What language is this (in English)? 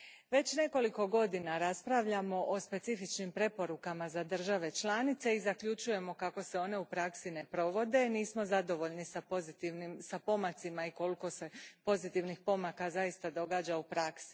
Croatian